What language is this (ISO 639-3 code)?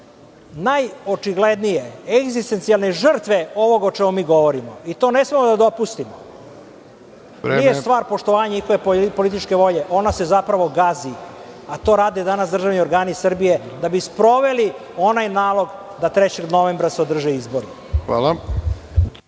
srp